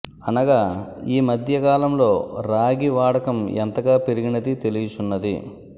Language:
Telugu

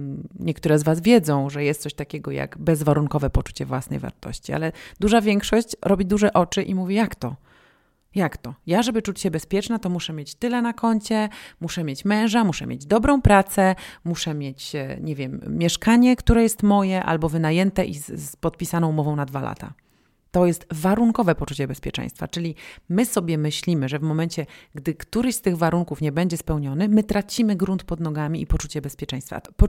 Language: Polish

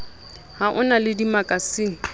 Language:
Southern Sotho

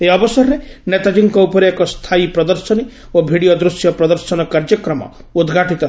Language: Odia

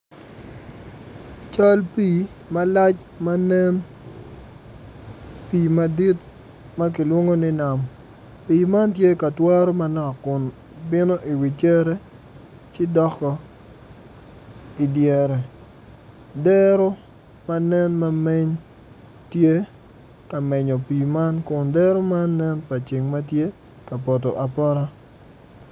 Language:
Acoli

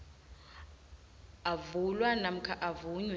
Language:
South Ndebele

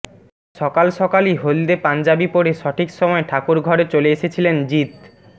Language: Bangla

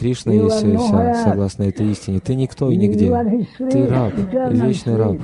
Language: Russian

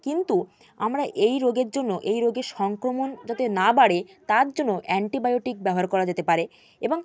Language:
Bangla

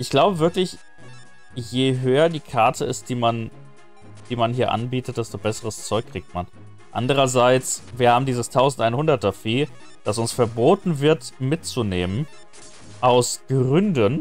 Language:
German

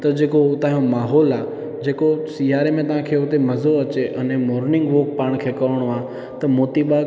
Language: Sindhi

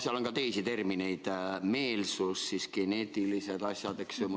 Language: Estonian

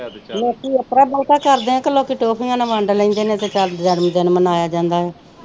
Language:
Punjabi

